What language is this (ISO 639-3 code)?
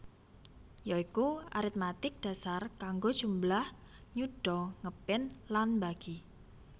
jav